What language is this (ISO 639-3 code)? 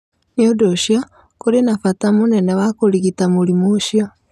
kik